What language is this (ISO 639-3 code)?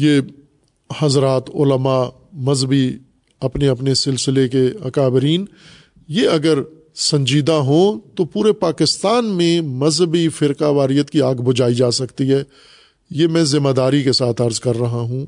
urd